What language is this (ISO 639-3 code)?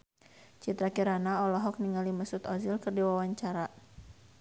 sun